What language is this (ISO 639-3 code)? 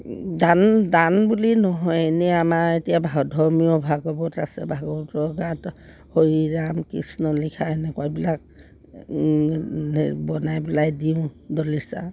asm